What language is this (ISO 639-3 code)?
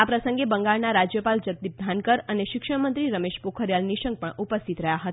guj